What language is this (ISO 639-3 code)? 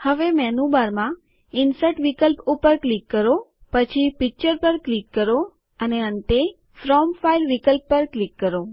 guj